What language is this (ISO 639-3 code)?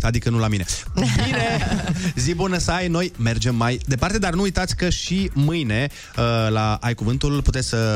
ron